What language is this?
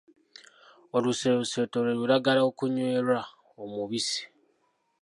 Ganda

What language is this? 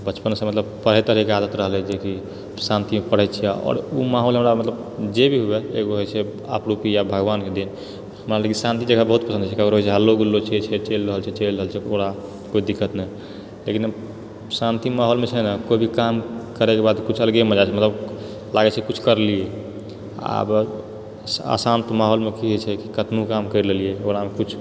Maithili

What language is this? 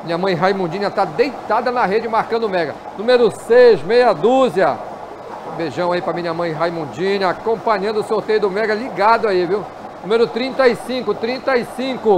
Portuguese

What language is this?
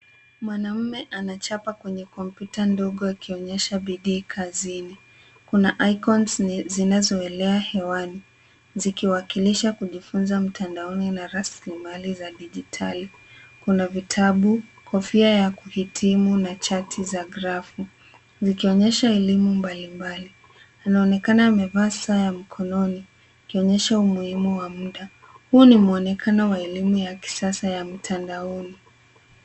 Swahili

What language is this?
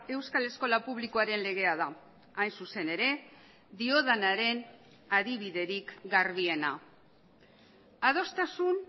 Basque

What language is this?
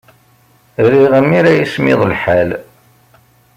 Kabyle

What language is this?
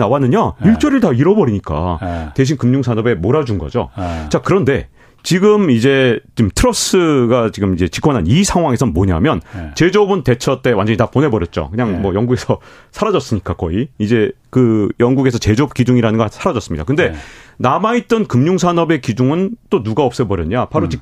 Korean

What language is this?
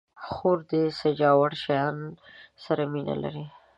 Pashto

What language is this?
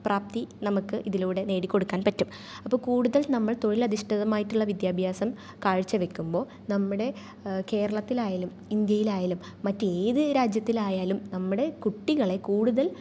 Malayalam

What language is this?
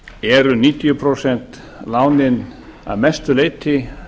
Icelandic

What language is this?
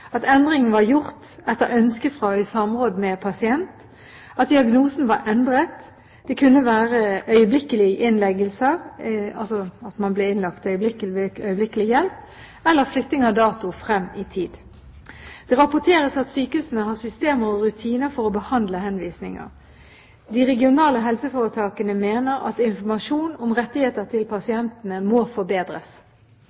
Norwegian Bokmål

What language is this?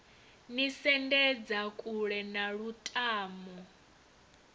Venda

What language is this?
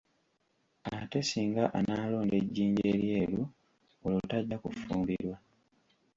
Ganda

